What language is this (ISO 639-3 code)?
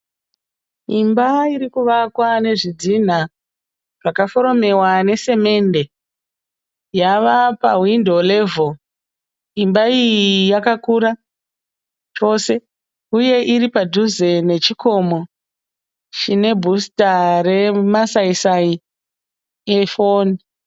sna